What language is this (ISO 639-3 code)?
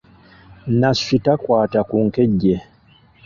lug